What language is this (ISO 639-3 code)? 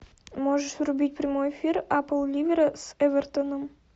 rus